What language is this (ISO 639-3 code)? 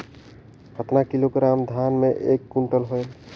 hne